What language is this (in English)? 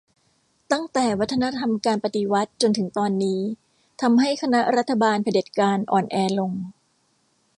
Thai